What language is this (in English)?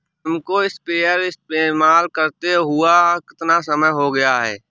Hindi